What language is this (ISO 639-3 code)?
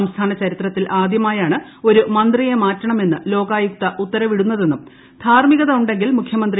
mal